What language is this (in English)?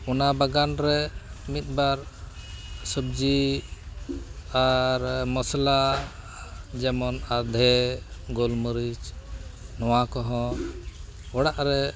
Santali